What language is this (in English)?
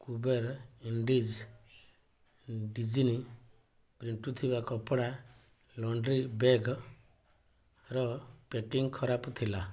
Odia